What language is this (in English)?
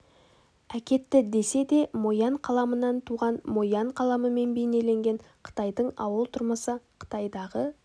Kazakh